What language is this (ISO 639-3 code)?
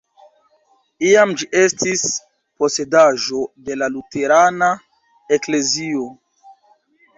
epo